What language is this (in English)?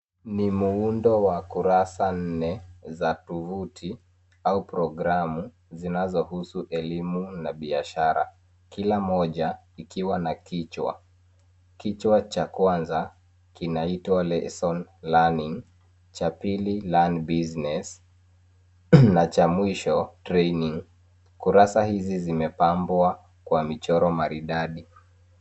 Swahili